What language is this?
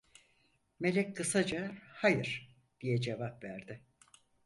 Turkish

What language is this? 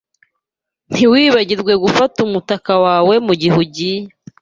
Kinyarwanda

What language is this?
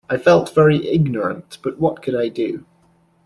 English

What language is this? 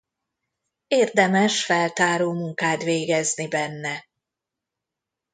Hungarian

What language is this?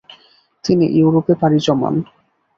Bangla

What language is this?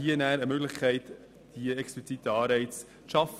Swiss German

